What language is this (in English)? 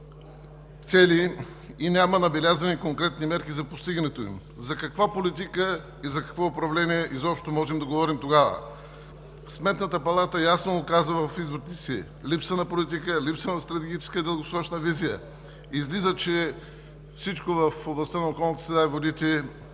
Bulgarian